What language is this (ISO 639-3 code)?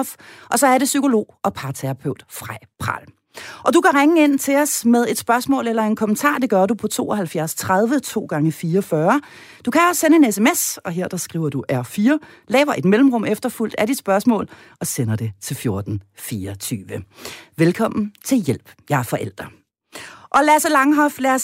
dan